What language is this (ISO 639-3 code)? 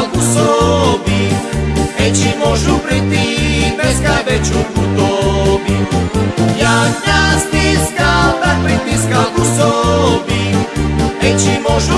slk